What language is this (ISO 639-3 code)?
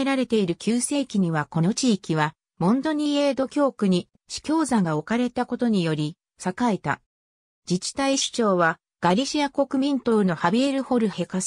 jpn